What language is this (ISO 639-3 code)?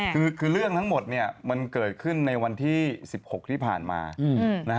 tha